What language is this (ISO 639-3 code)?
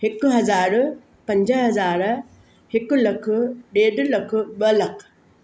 snd